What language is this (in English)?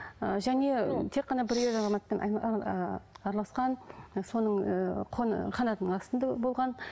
Kazakh